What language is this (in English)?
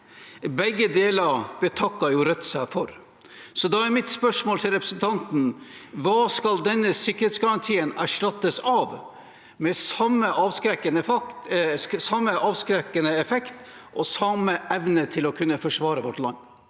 Norwegian